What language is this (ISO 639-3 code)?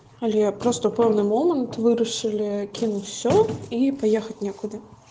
rus